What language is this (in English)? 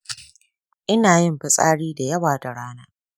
Hausa